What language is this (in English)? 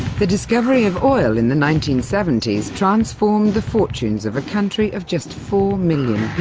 English